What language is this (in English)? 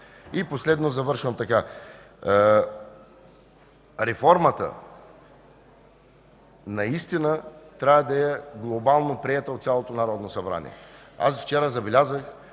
Bulgarian